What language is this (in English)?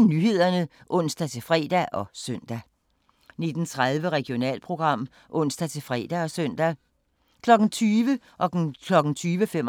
Danish